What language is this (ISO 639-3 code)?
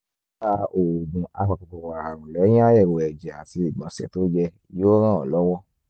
yor